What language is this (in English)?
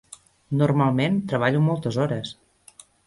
Catalan